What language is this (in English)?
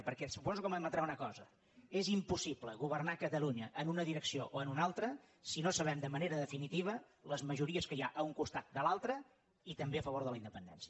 Catalan